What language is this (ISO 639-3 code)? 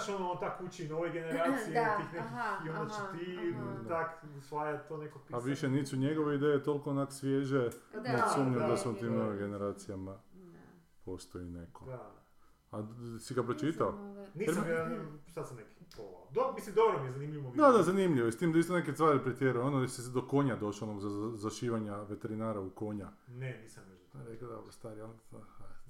hrv